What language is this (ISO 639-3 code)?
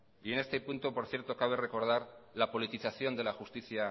spa